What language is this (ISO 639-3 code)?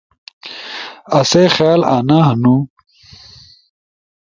ush